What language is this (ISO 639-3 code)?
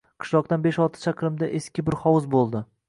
uzb